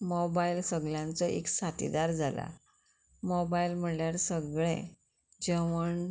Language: Konkani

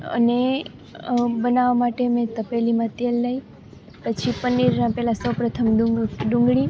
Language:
Gujarati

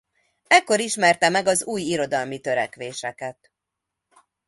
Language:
Hungarian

